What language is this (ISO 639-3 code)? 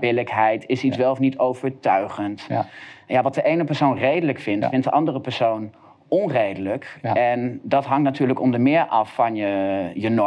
nld